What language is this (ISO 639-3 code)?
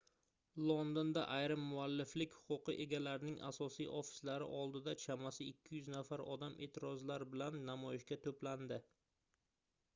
uzb